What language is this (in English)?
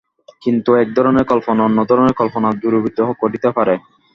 Bangla